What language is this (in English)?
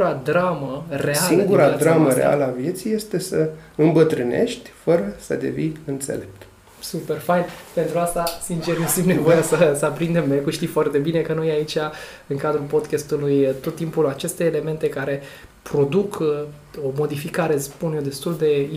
Romanian